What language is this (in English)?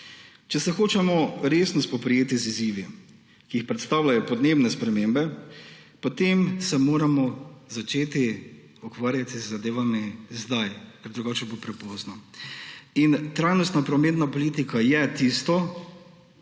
Slovenian